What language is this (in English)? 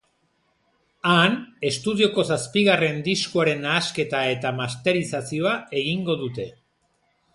Basque